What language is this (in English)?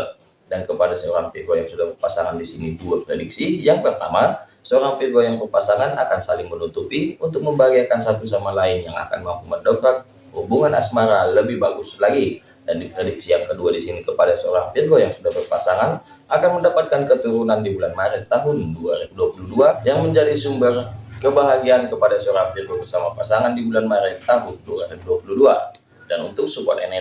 Indonesian